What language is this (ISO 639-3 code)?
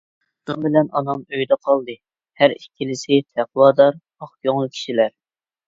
uig